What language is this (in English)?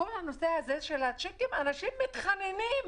Hebrew